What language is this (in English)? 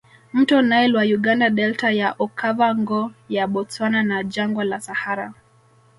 Swahili